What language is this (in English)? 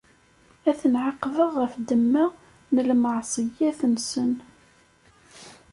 Kabyle